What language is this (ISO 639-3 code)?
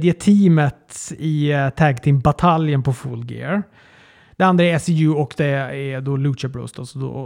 swe